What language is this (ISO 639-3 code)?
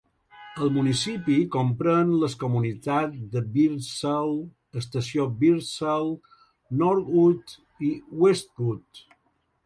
cat